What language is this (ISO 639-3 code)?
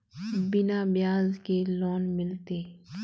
mag